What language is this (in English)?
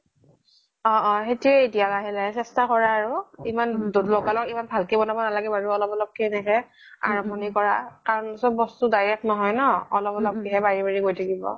Assamese